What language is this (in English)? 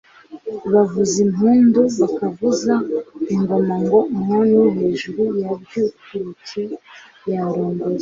Kinyarwanda